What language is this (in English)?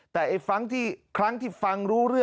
Thai